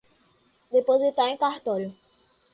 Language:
Portuguese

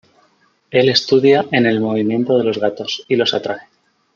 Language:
Spanish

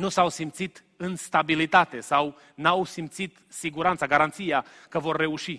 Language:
Romanian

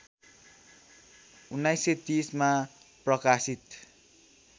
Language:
Nepali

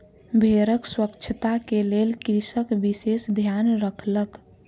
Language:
Maithili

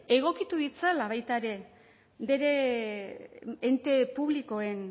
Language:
Basque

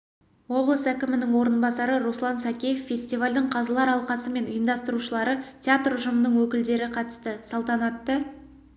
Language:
Kazakh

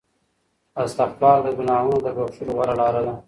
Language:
Pashto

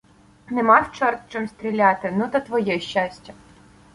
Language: Ukrainian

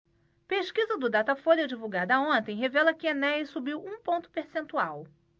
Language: Portuguese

